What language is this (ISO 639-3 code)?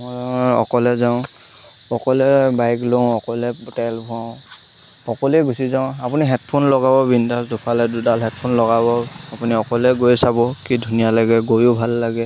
asm